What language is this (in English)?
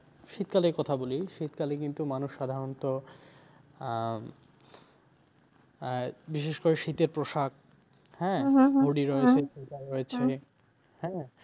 Bangla